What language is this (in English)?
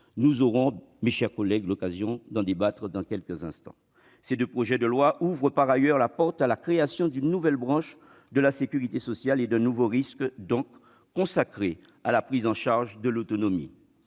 French